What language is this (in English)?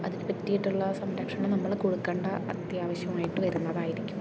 Malayalam